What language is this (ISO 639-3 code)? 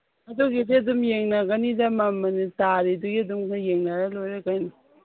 mni